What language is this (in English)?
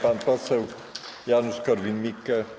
Polish